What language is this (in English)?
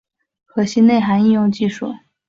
Chinese